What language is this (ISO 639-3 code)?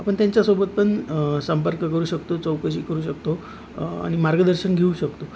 mar